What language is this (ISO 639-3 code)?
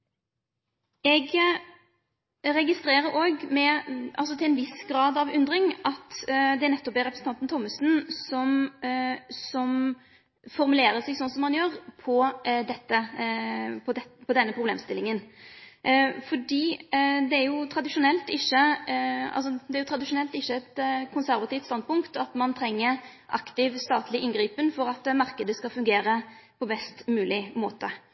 nno